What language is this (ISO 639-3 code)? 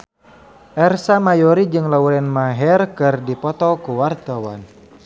sun